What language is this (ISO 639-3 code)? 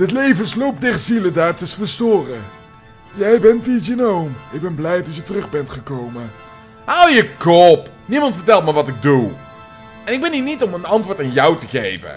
nld